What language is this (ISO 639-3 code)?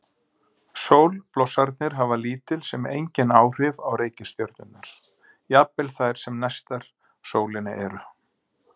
isl